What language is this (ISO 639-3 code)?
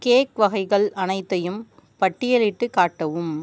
tam